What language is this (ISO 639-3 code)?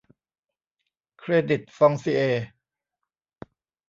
tha